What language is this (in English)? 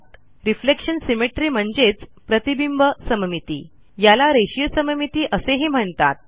Marathi